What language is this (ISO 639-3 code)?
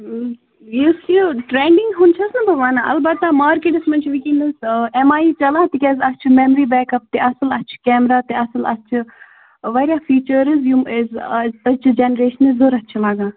kas